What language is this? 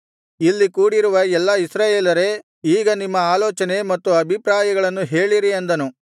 Kannada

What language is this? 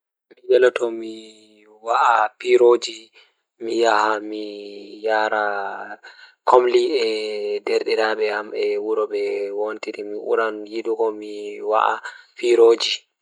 Fula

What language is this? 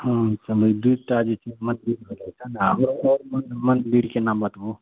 Maithili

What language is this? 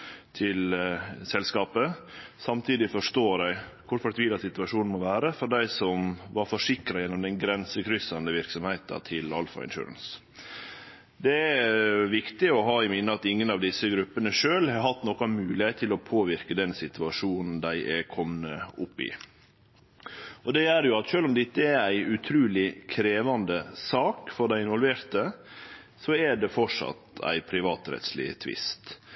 Norwegian Nynorsk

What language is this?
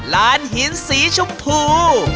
Thai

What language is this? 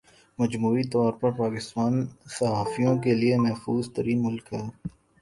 Urdu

